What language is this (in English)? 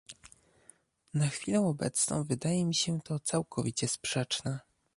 Polish